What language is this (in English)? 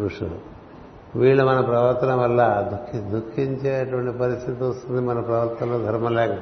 Telugu